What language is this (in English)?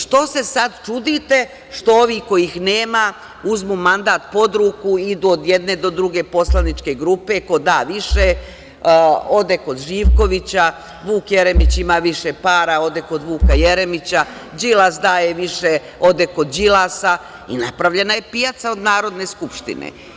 Serbian